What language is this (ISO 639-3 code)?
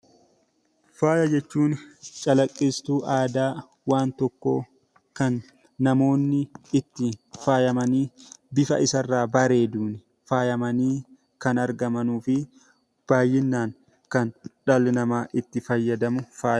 orm